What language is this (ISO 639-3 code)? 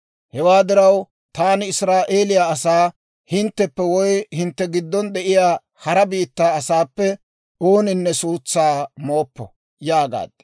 dwr